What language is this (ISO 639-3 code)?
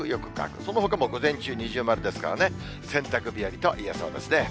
jpn